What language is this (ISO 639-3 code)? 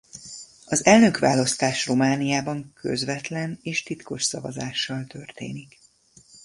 hun